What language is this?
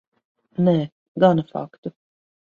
Latvian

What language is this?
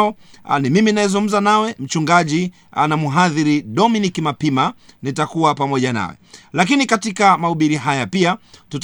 Swahili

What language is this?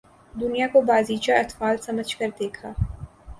Urdu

